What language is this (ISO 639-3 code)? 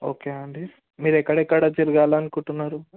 tel